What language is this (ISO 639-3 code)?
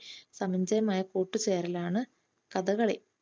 mal